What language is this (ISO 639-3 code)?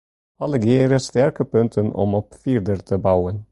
fry